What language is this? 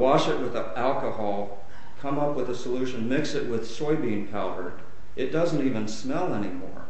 English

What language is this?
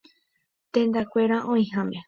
Guarani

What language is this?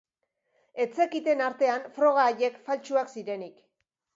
Basque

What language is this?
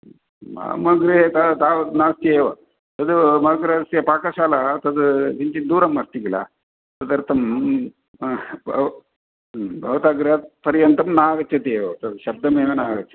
Sanskrit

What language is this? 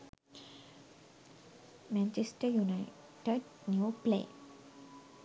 Sinhala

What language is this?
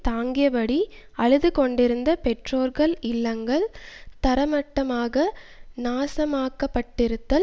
Tamil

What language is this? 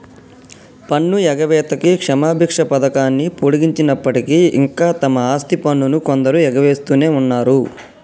Telugu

